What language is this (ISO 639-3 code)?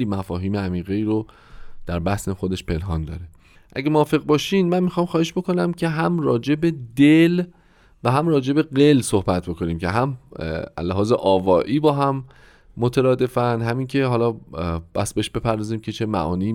fas